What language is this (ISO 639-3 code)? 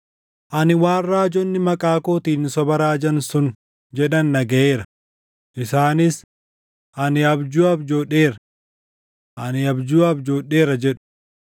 orm